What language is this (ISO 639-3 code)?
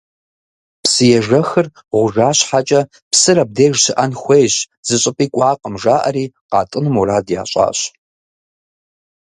kbd